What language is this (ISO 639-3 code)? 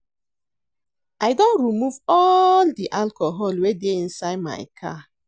pcm